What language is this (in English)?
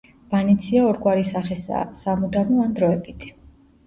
Georgian